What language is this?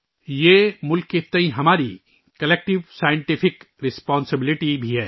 Urdu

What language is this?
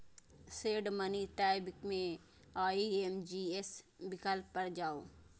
Maithili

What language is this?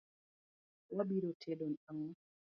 Luo (Kenya and Tanzania)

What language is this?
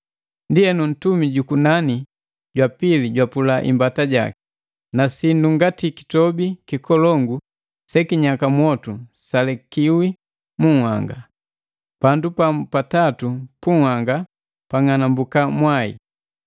Matengo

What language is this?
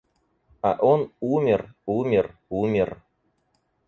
Russian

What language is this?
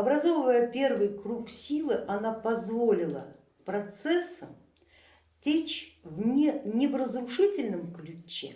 Russian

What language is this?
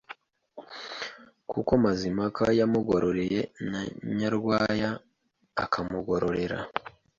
Kinyarwanda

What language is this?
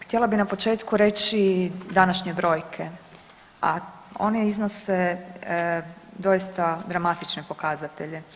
Croatian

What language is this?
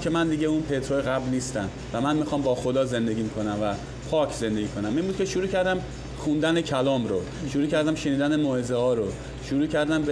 Persian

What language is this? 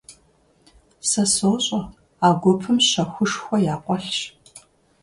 Kabardian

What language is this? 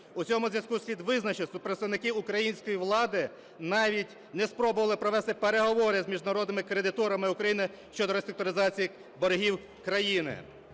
Ukrainian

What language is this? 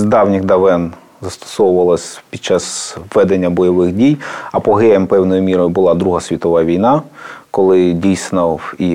Ukrainian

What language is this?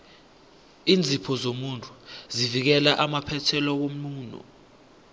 South Ndebele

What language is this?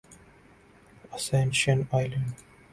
Urdu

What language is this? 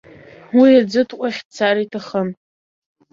Abkhazian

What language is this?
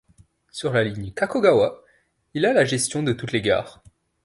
French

